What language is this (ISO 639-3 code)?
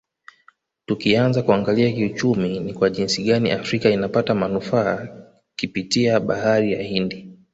swa